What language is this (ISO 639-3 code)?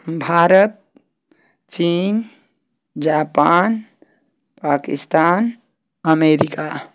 hin